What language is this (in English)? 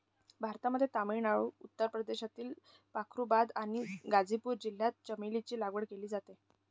Marathi